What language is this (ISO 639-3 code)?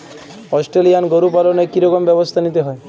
ben